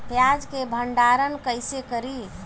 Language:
Bhojpuri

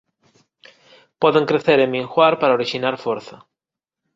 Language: Galician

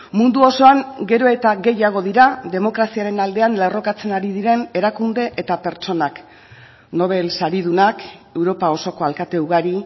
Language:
Basque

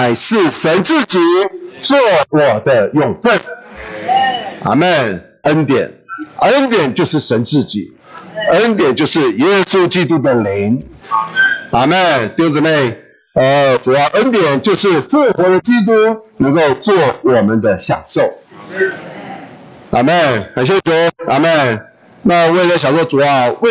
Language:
Chinese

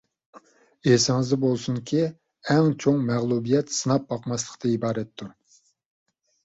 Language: Uyghur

